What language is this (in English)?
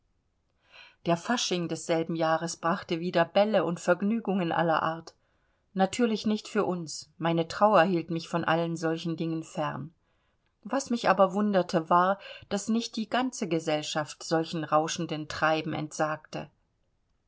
German